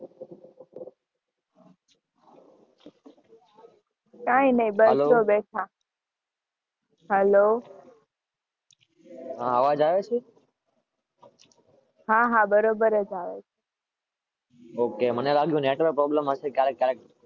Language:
Gujarati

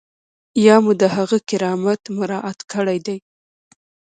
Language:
Pashto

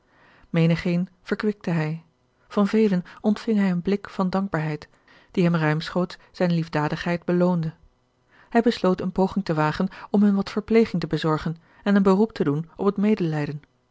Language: Dutch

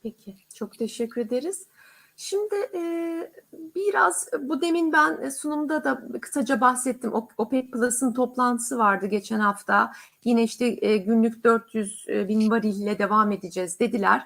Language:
Turkish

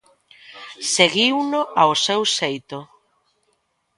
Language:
Galician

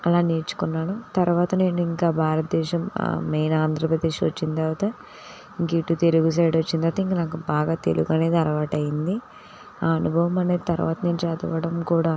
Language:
Telugu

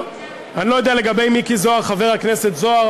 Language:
Hebrew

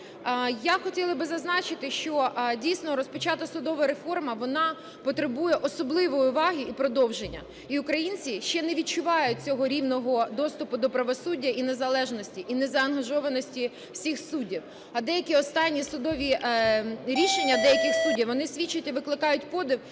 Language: Ukrainian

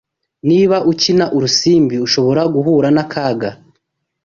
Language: Kinyarwanda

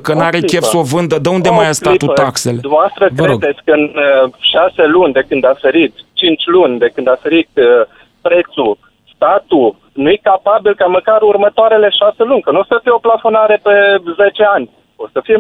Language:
Romanian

